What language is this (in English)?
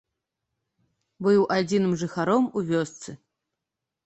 Belarusian